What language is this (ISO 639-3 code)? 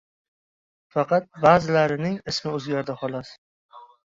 uzb